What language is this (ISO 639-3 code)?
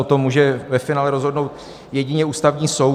ces